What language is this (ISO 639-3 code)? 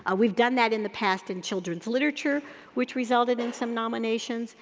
eng